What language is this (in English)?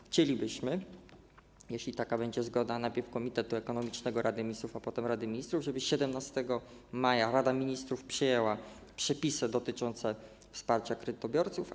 Polish